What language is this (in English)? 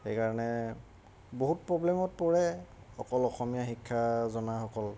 Assamese